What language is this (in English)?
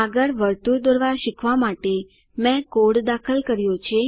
Gujarati